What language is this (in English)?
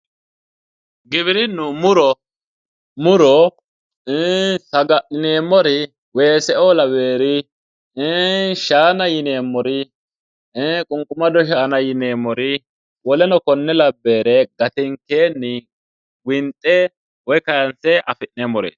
Sidamo